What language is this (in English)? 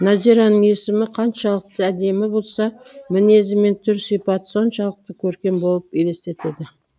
Kazakh